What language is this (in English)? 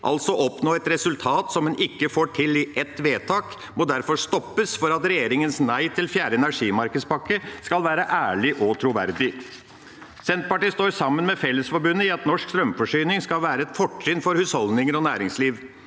Norwegian